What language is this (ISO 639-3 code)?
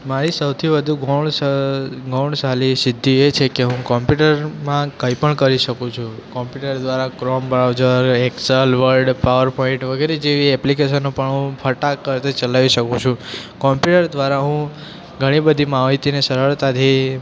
guj